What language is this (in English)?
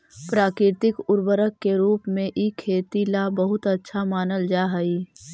Magahi